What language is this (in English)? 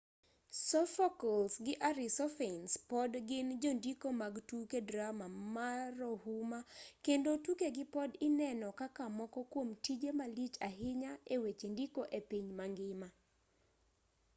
Luo (Kenya and Tanzania)